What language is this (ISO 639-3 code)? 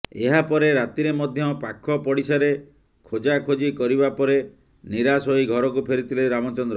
ori